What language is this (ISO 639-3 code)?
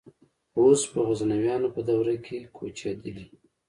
pus